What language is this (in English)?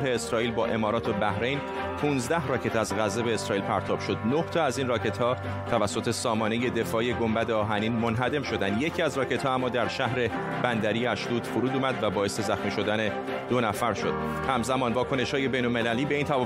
Persian